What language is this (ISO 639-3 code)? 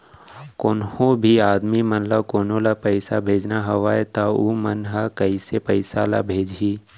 hne